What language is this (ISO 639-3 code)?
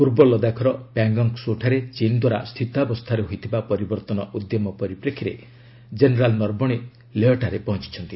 ori